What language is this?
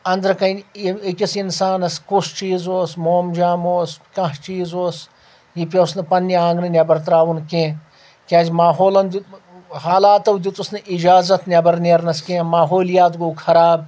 Kashmiri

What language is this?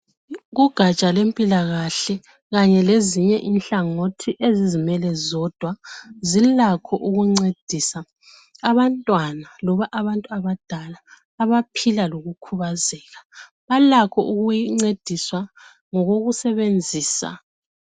North Ndebele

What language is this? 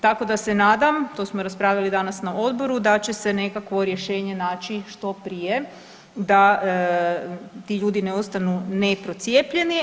Croatian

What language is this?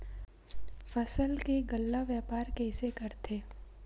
Chhattisgarhi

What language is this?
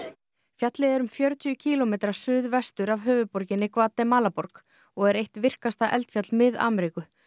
Icelandic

